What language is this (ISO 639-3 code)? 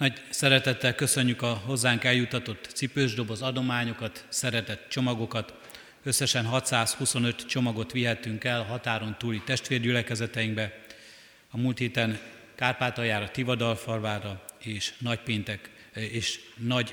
hun